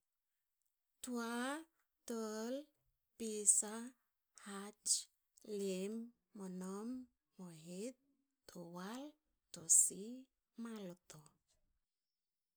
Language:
Hakö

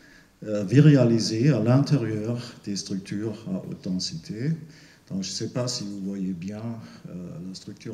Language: French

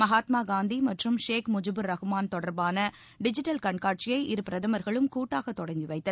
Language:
Tamil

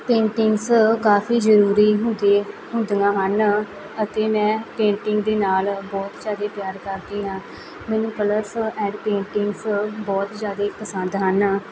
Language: Punjabi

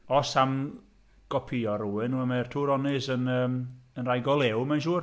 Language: Welsh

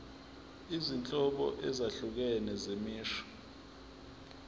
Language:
Zulu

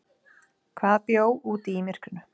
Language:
Icelandic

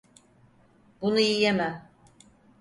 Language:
Turkish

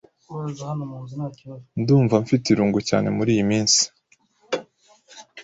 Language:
Kinyarwanda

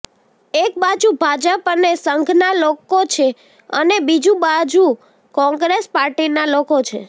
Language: Gujarati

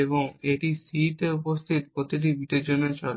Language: Bangla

